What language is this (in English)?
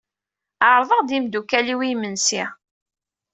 Kabyle